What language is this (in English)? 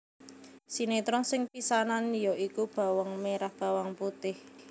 Javanese